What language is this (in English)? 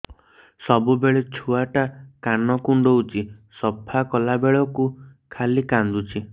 Odia